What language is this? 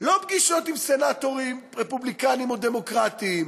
Hebrew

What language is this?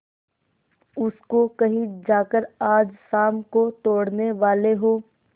Hindi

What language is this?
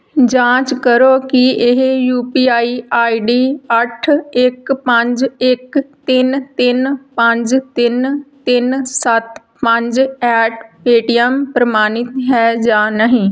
Punjabi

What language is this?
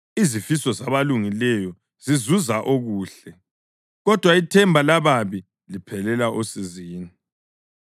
North Ndebele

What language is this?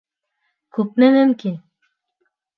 Bashkir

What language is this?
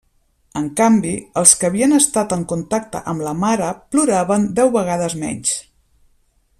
Catalan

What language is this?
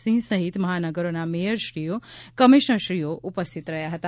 Gujarati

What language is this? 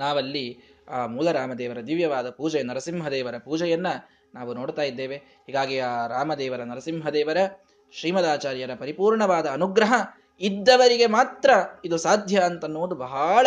Kannada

